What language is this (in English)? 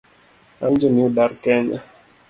Luo (Kenya and Tanzania)